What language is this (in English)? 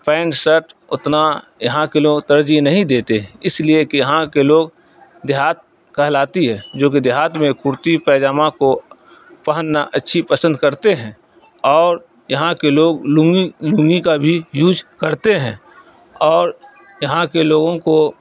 Urdu